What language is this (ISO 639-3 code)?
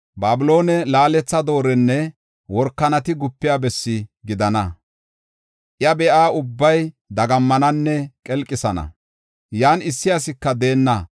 gof